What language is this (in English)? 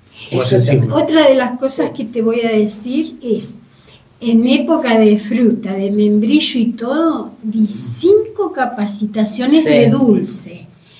Spanish